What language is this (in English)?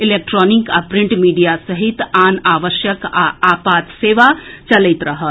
Maithili